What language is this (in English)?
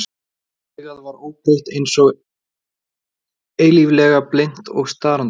Icelandic